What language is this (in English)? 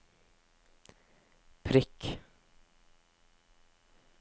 Norwegian